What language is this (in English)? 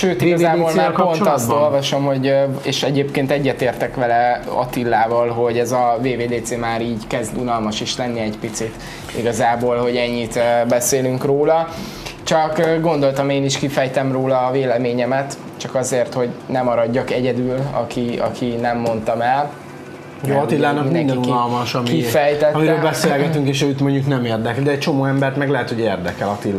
Hungarian